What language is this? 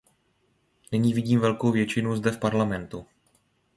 Czech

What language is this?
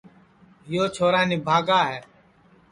Sansi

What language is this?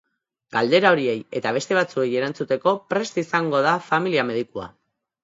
Basque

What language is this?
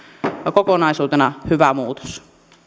Finnish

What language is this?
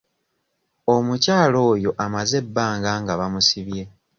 Ganda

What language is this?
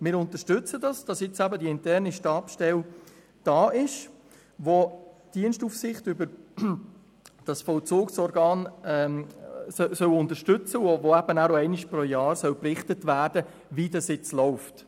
Swiss German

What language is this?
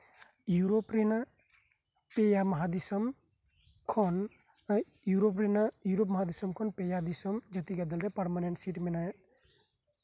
Santali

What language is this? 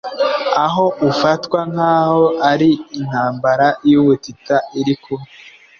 Kinyarwanda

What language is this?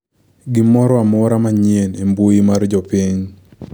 Luo (Kenya and Tanzania)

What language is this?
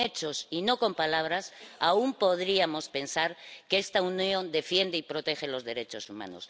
Spanish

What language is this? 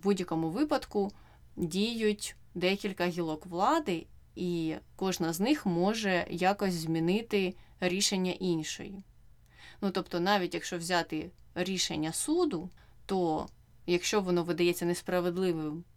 Ukrainian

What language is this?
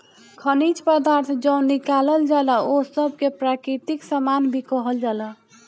Bhojpuri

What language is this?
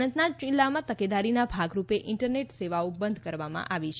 Gujarati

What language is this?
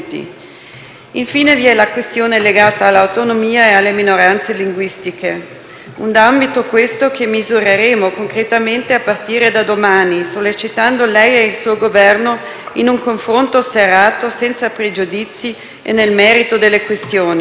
Italian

